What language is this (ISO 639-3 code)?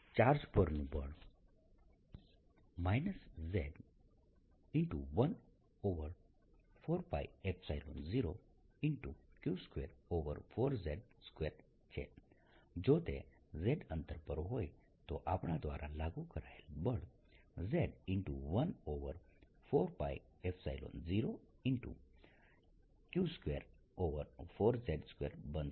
guj